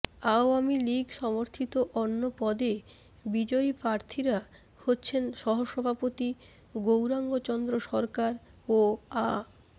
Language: Bangla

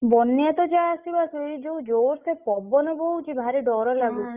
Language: Odia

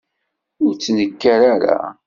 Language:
Kabyle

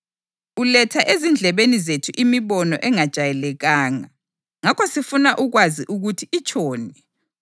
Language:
North Ndebele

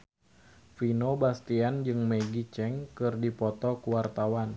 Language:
Sundanese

